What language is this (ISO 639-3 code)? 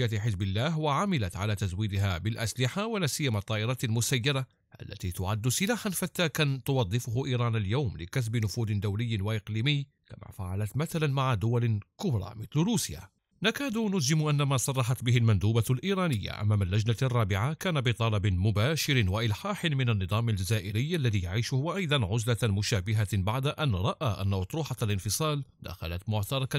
ara